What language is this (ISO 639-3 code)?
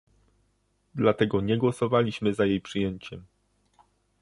pol